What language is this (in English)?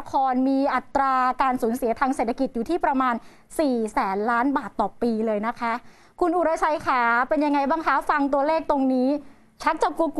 Thai